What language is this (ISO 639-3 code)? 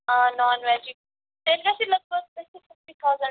kas